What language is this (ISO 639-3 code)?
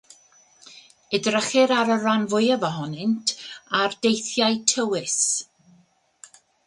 cym